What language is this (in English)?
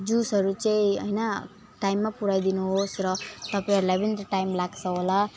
Nepali